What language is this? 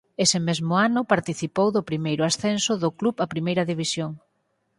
Galician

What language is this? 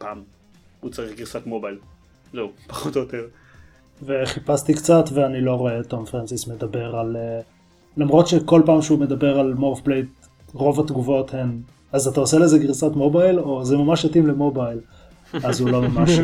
Hebrew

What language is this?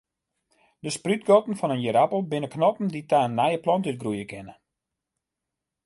Western Frisian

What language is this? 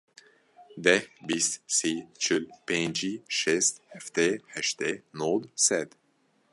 Kurdish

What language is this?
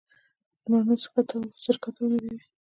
Pashto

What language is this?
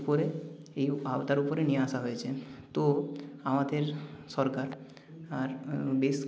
Bangla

